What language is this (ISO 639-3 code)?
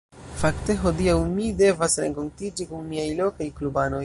epo